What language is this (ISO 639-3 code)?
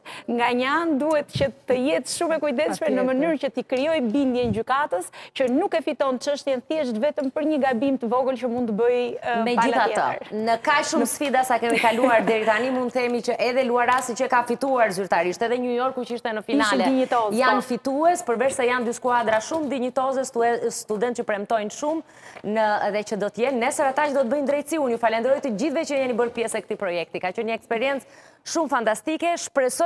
ron